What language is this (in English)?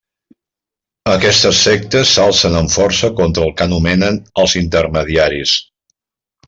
Catalan